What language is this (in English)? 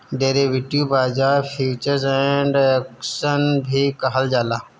Bhojpuri